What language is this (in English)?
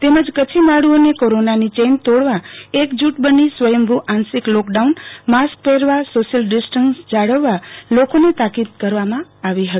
Gujarati